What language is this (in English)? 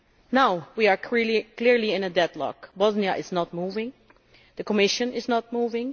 English